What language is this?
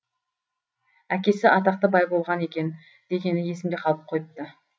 Kazakh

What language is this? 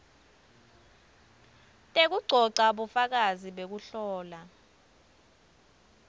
Swati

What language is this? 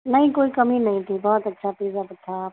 Urdu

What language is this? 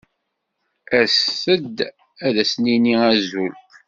Kabyle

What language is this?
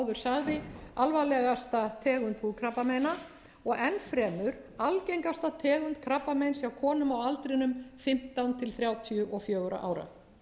Icelandic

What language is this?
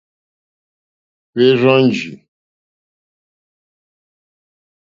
Mokpwe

